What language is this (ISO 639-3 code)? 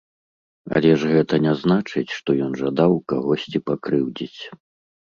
bel